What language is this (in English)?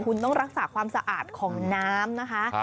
Thai